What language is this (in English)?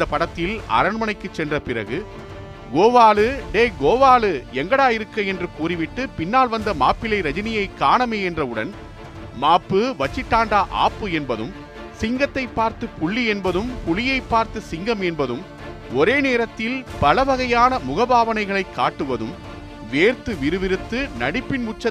Tamil